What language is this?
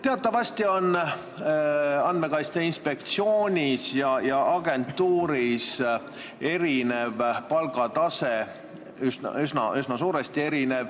Estonian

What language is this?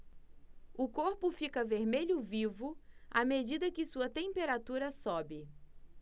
Portuguese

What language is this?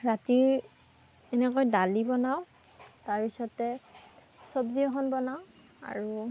Assamese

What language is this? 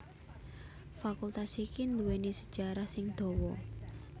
Javanese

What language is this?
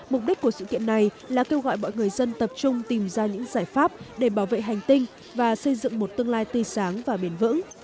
Vietnamese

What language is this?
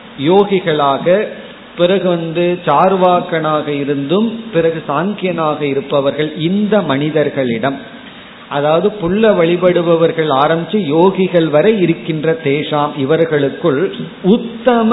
Tamil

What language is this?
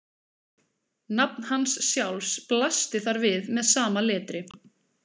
Icelandic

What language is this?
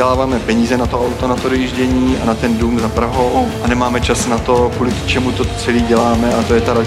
Czech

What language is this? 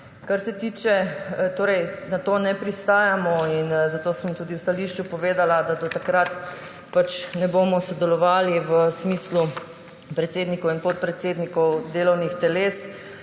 Slovenian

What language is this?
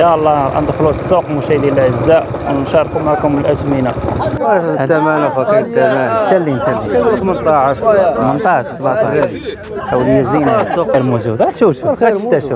Arabic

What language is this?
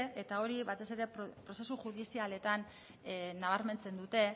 Basque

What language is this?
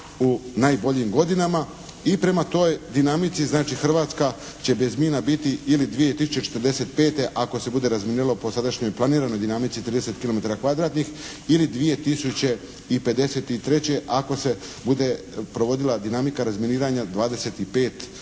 Croatian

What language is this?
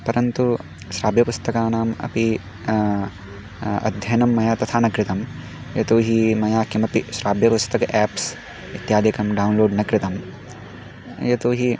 Sanskrit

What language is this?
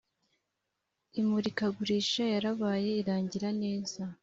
Kinyarwanda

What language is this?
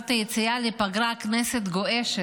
Hebrew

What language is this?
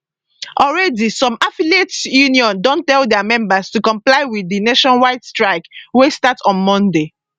Nigerian Pidgin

